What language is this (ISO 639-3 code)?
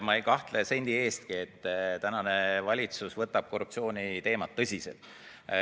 est